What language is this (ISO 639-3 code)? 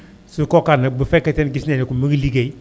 wol